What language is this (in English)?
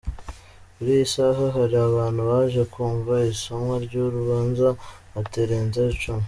Kinyarwanda